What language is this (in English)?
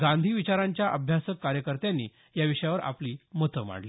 Marathi